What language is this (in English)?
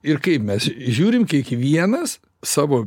Lithuanian